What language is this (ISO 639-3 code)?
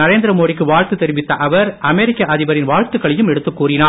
tam